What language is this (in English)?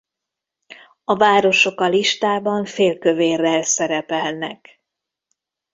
Hungarian